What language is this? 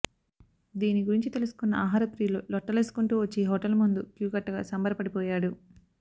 Telugu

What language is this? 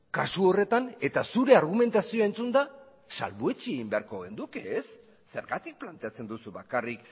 Basque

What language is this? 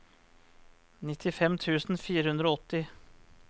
Norwegian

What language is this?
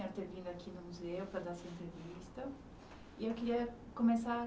Portuguese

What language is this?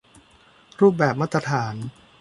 Thai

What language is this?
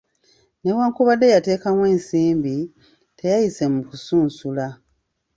Ganda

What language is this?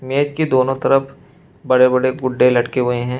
Hindi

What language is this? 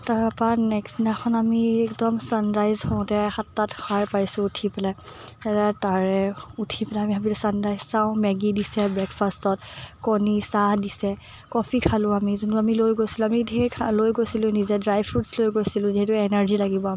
Assamese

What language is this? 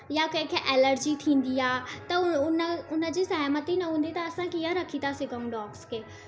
Sindhi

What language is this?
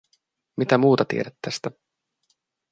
Finnish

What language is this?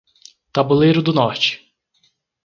Portuguese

